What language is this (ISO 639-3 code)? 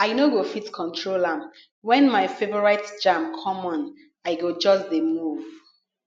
pcm